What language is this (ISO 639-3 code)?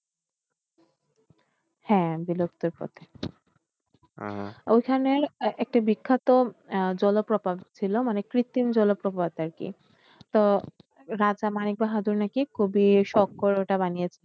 ben